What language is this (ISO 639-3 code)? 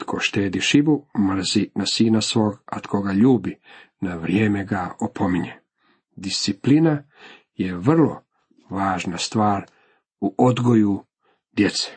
hrv